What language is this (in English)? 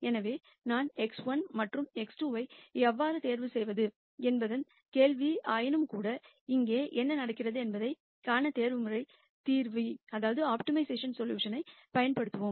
Tamil